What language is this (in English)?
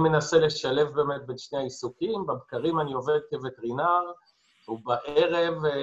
Hebrew